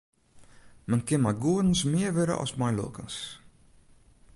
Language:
Western Frisian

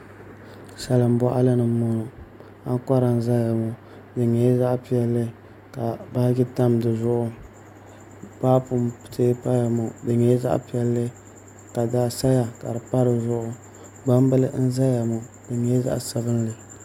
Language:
Dagbani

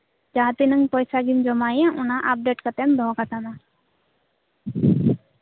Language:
Santali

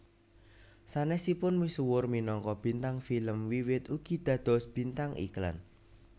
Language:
Javanese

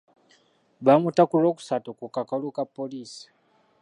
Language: Ganda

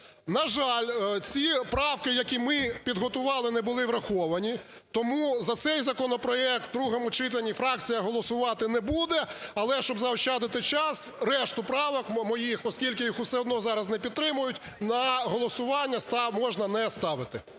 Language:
Ukrainian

